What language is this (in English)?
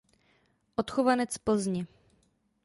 Czech